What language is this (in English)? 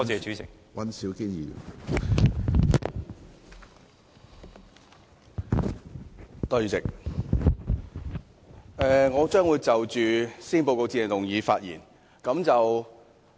Cantonese